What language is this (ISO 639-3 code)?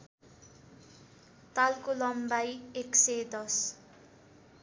nep